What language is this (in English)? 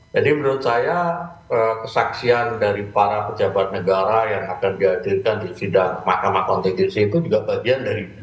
Indonesian